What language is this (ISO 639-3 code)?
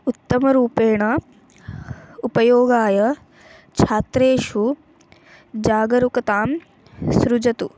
san